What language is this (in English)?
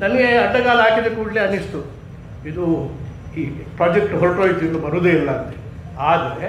Kannada